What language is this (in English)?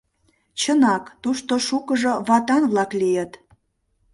Mari